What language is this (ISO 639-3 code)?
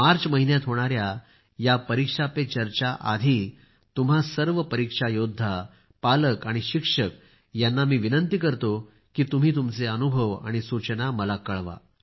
mar